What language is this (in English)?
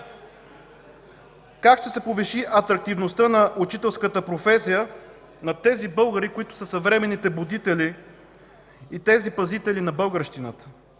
Bulgarian